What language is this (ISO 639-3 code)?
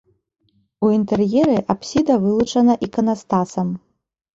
bel